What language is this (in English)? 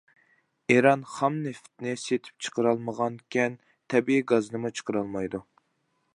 Uyghur